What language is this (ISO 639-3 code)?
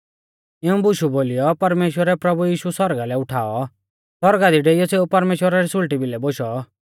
bfz